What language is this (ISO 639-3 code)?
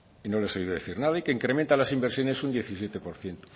spa